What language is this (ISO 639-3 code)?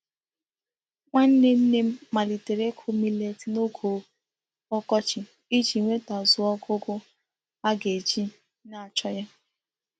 ibo